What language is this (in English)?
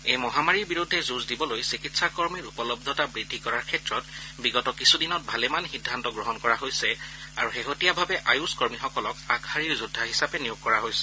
Assamese